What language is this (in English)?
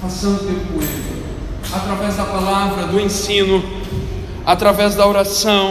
Portuguese